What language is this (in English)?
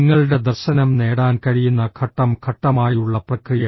Malayalam